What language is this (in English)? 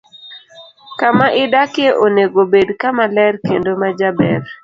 Luo (Kenya and Tanzania)